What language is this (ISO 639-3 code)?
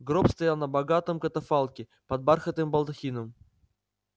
rus